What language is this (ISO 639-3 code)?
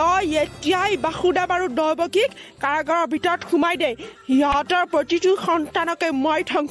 tha